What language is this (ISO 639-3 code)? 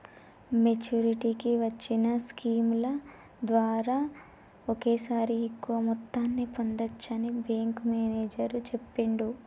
tel